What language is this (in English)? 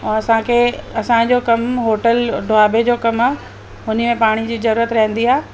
Sindhi